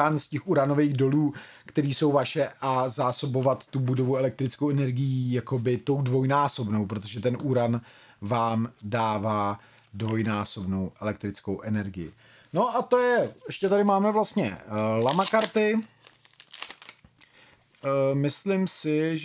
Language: Czech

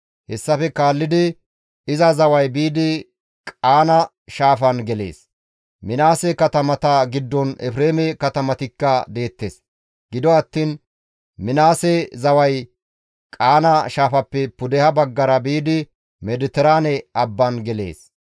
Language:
Gamo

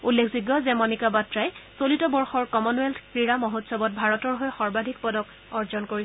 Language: Assamese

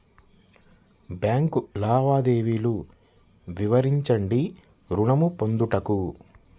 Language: Telugu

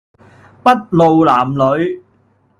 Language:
Cantonese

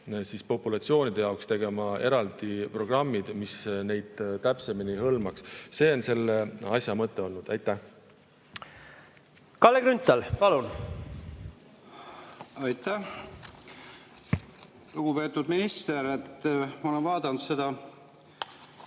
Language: Estonian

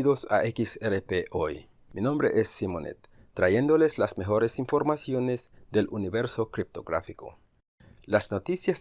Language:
Spanish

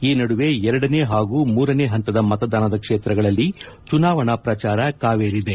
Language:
Kannada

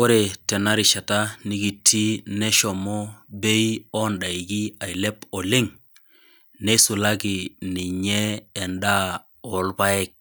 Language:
Masai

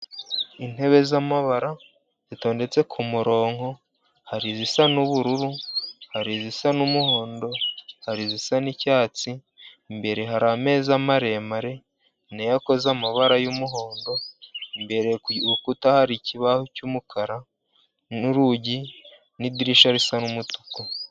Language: Kinyarwanda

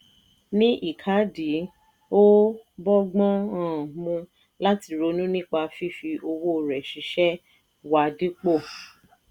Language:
Yoruba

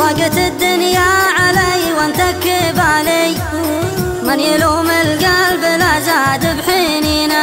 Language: Arabic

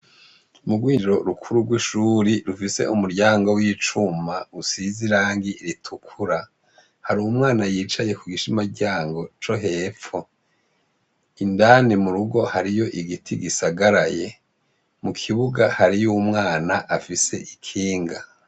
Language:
Rundi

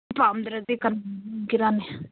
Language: Manipuri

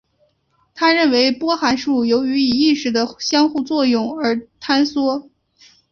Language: Chinese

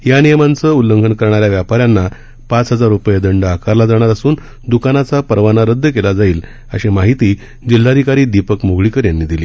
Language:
Marathi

